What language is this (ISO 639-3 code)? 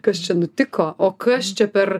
lit